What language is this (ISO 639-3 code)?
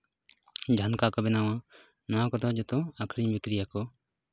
sat